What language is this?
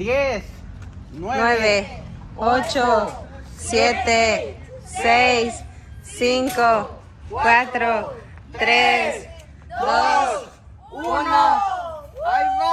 Spanish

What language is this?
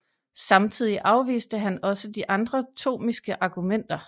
Danish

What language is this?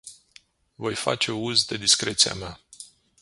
Romanian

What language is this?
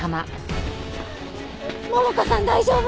Japanese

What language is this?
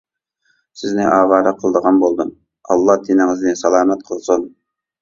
Uyghur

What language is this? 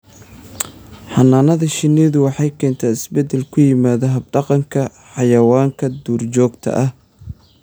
Somali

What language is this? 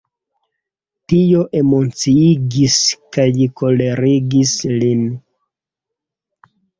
Esperanto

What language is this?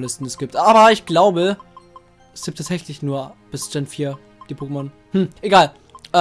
German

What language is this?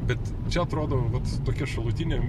Lithuanian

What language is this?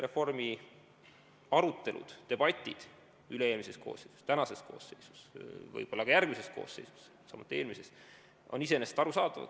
Estonian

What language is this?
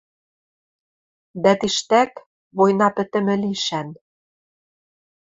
Western Mari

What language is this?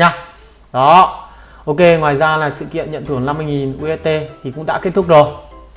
Vietnamese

